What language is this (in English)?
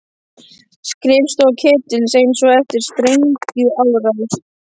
Icelandic